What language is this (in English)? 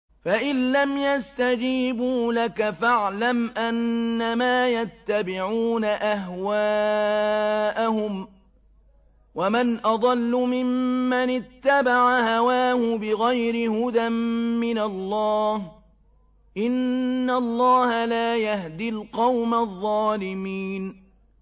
Arabic